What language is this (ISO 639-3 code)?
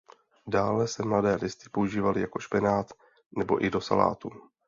ces